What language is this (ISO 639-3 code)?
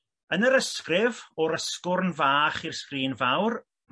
cym